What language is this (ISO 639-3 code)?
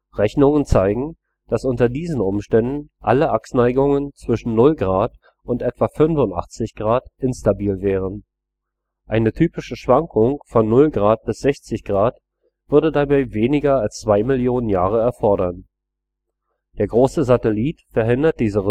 deu